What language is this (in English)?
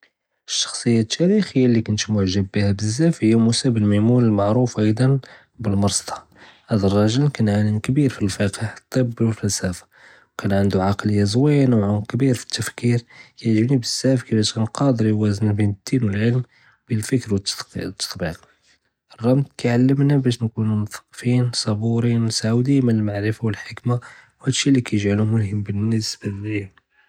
Judeo-Arabic